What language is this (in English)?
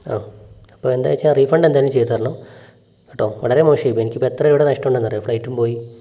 Malayalam